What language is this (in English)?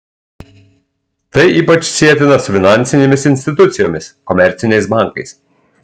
Lithuanian